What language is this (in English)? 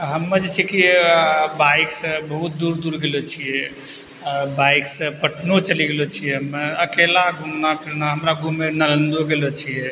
Maithili